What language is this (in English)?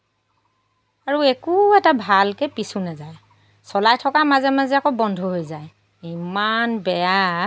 Assamese